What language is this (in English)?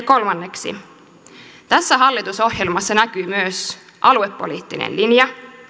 Finnish